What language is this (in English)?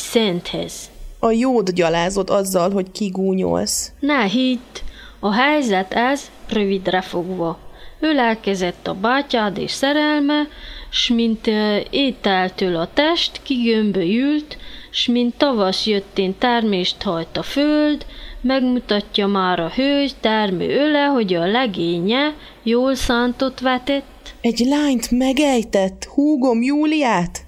Hungarian